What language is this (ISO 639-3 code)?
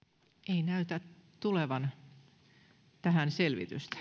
fin